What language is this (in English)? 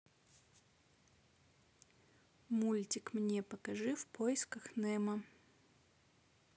Russian